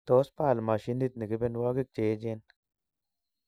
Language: Kalenjin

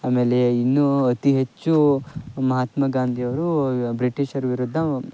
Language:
Kannada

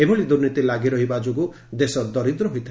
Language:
Odia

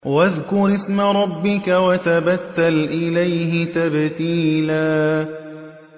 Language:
Arabic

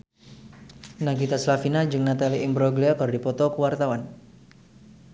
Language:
Sundanese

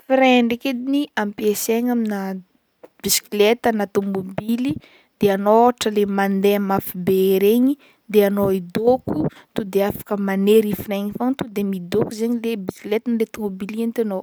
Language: Northern Betsimisaraka Malagasy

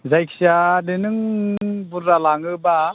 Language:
Bodo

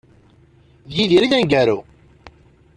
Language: Kabyle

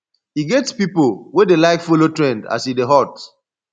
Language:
Nigerian Pidgin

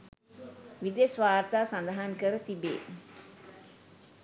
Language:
Sinhala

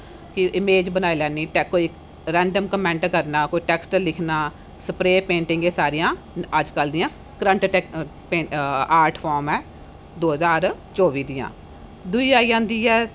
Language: Dogri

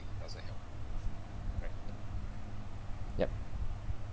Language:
English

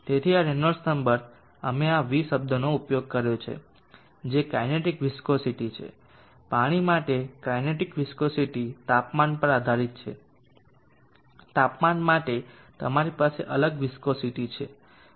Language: Gujarati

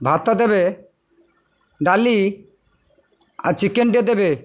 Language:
Odia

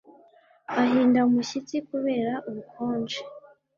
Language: Kinyarwanda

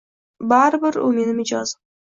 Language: Uzbek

